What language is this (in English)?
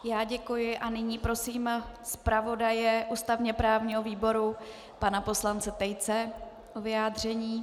Czech